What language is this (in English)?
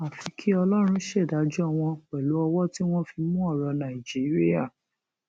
Yoruba